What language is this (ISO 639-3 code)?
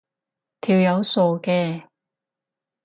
yue